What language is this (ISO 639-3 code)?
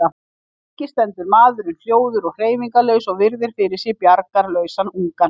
isl